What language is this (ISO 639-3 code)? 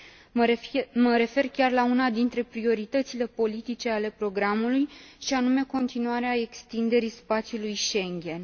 ron